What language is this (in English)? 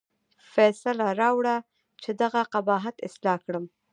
Pashto